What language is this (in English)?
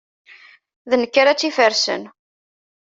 Kabyle